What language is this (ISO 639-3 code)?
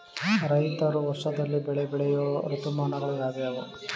kan